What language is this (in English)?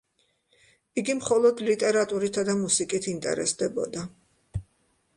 Georgian